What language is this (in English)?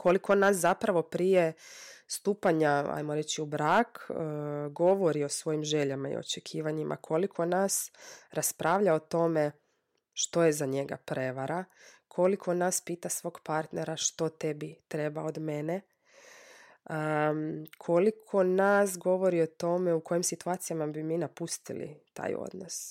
Croatian